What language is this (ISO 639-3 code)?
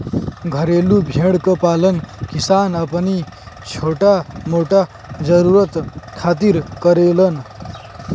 bho